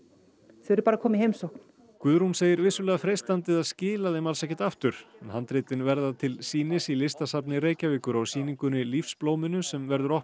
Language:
Icelandic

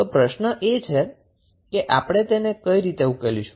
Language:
Gujarati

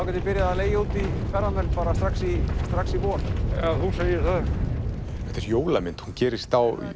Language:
Icelandic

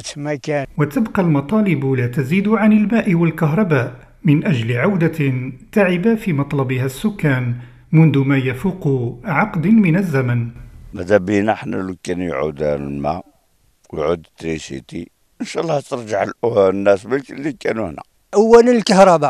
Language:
Arabic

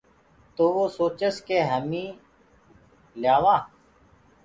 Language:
Gurgula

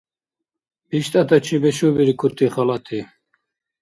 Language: Dargwa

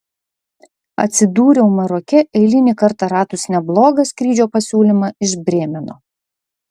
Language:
Lithuanian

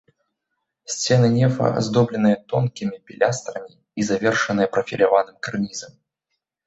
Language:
Belarusian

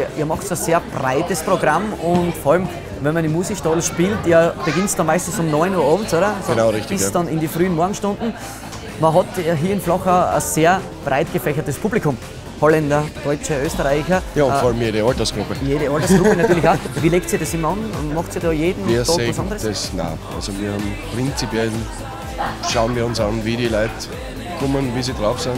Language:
German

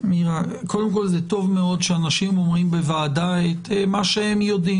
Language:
Hebrew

